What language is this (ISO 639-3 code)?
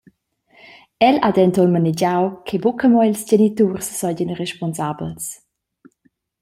roh